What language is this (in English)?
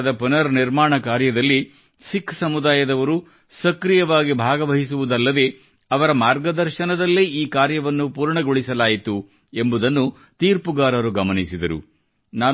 Kannada